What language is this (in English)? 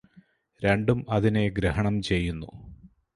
Malayalam